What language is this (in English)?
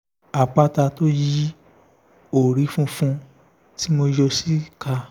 Yoruba